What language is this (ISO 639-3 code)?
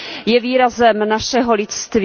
ces